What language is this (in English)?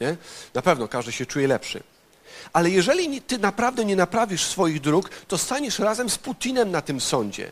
Polish